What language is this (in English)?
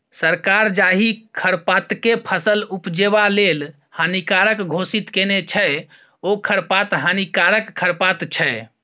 Maithili